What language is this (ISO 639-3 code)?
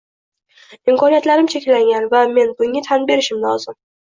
uzb